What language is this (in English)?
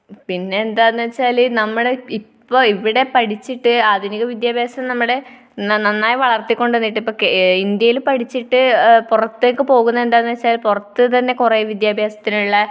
Malayalam